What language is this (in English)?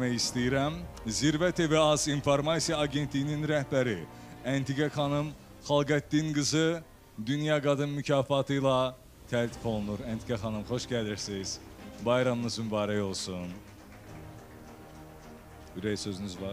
Turkish